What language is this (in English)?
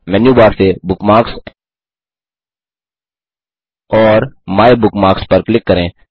Hindi